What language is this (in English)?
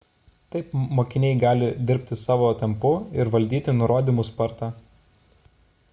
Lithuanian